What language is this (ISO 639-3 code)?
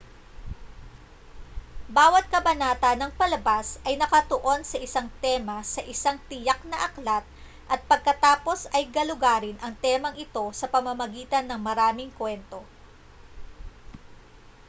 fil